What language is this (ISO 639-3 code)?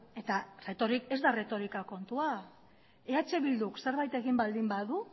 eus